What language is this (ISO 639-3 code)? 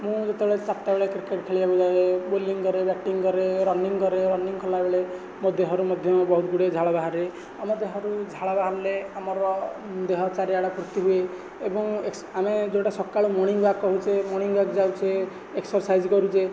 ori